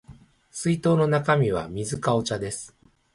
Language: Japanese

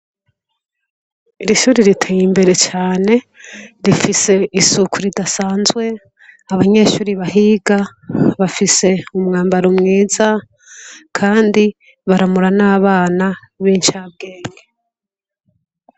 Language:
Rundi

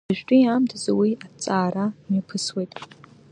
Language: Abkhazian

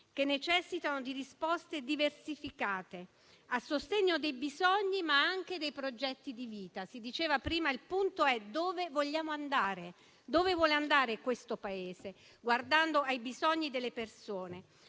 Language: Italian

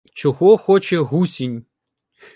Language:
Ukrainian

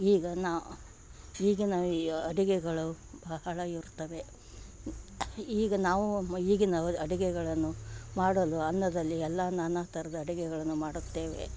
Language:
Kannada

